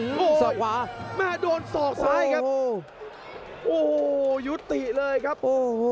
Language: Thai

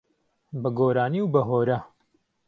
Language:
Central Kurdish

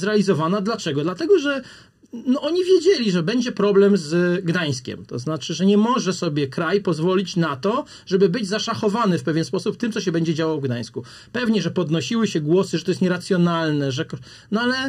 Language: Polish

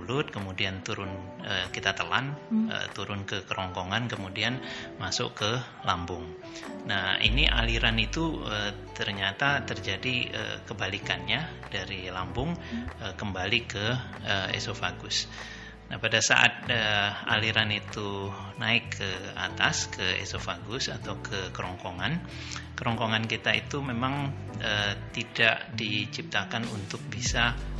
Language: Indonesian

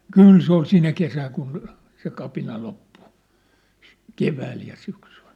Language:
Finnish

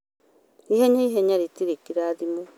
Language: Kikuyu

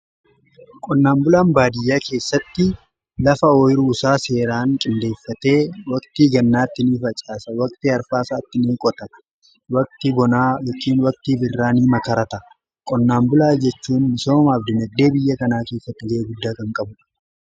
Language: Oromo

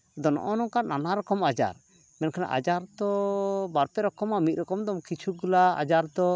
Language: Santali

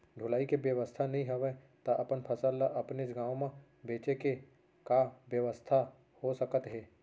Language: Chhattisgarhi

